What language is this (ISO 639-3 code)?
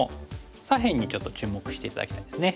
jpn